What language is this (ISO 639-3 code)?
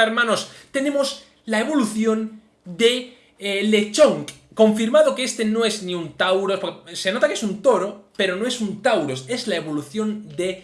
spa